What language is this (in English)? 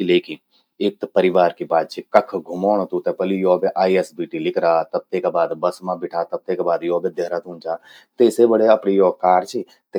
Garhwali